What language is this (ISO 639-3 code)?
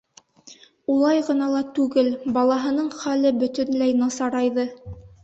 bak